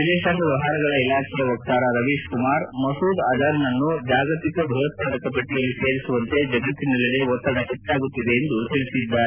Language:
Kannada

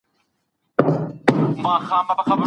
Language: Pashto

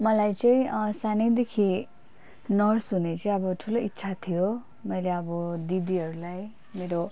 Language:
Nepali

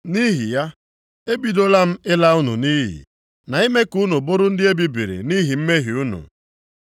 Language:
Igbo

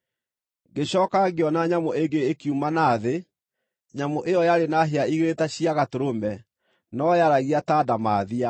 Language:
Kikuyu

